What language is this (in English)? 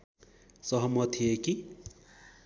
Nepali